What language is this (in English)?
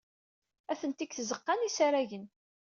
Kabyle